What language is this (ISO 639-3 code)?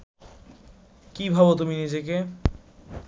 ben